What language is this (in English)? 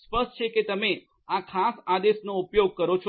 Gujarati